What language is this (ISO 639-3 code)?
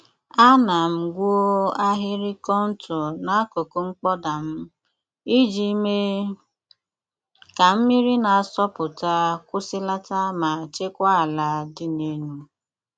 ibo